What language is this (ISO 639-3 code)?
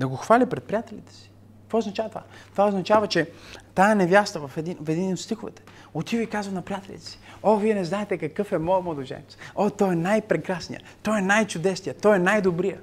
bul